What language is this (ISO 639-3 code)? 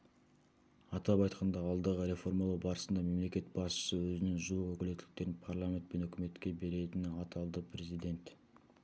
kaz